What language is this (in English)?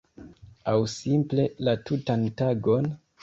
Esperanto